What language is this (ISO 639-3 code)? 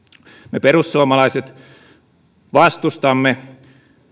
fin